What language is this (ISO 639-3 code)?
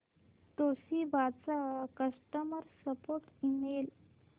mar